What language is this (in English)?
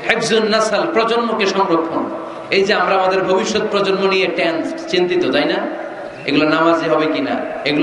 Arabic